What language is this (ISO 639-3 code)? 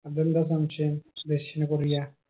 mal